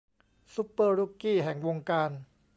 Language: Thai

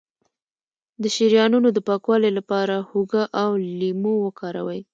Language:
Pashto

